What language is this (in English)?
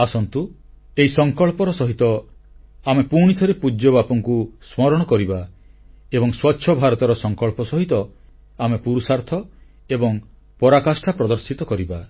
Odia